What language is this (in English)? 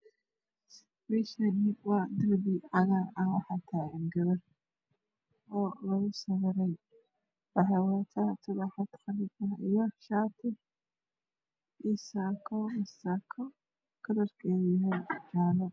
Somali